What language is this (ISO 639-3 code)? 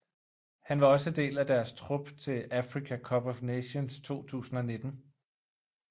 dan